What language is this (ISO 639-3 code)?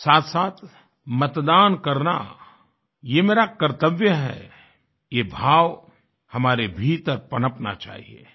hin